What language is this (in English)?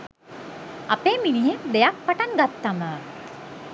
Sinhala